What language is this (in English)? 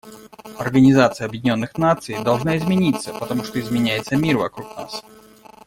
Russian